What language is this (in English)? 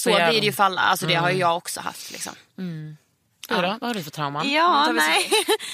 Swedish